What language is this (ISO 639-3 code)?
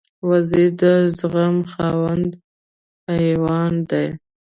pus